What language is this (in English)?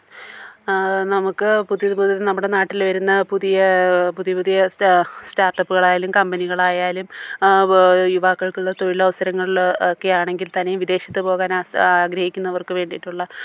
Malayalam